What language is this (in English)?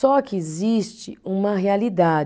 Portuguese